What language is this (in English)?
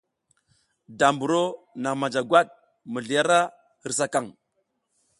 South Giziga